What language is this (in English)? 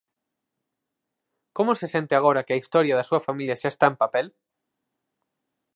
Galician